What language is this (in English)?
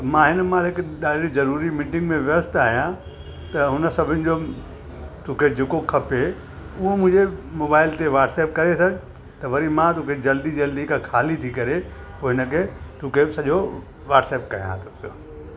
Sindhi